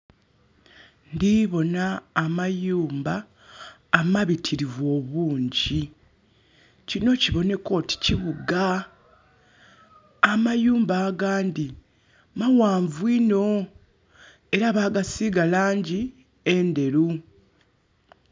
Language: Soga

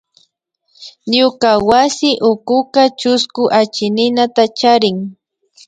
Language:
Imbabura Highland Quichua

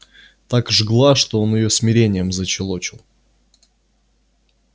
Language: Russian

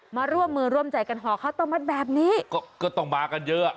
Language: Thai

